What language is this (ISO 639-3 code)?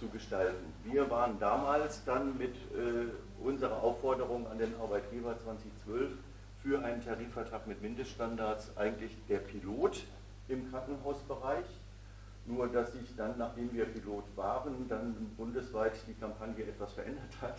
deu